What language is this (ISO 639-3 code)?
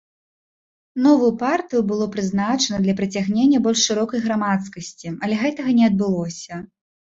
bel